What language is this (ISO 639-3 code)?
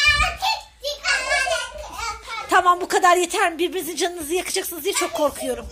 tur